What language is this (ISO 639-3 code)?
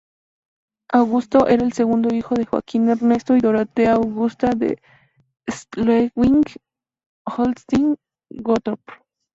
spa